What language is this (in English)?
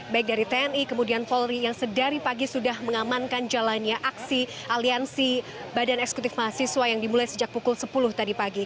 Indonesian